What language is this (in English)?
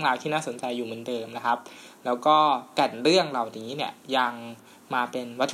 Thai